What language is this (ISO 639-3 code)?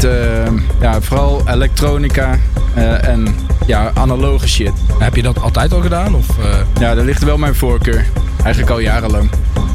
nld